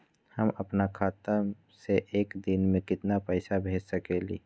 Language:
Magahi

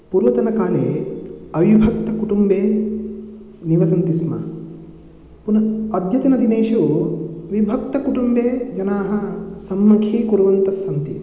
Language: Sanskrit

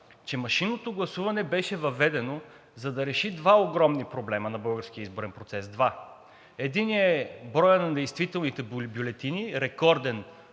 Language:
Bulgarian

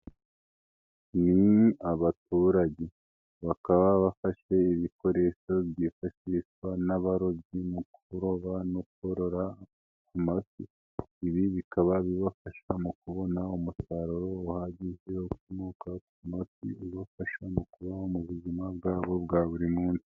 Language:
Kinyarwanda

